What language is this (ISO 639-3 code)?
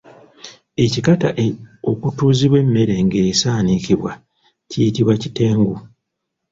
lug